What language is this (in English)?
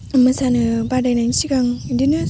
Bodo